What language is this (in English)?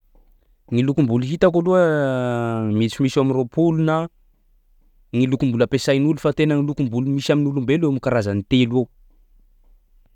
Sakalava Malagasy